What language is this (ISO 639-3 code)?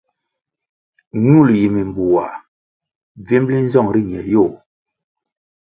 nmg